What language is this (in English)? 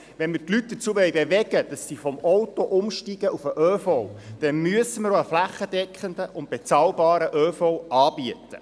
Swiss German